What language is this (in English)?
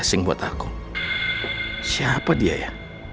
Indonesian